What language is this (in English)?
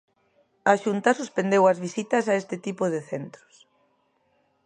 Galician